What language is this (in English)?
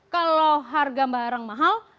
Indonesian